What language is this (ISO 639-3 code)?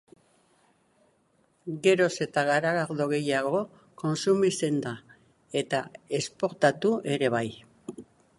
eus